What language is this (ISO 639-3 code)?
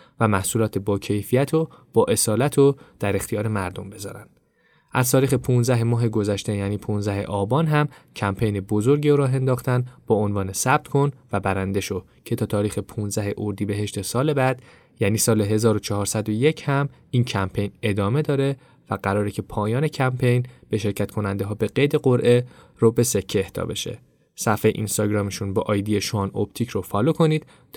fas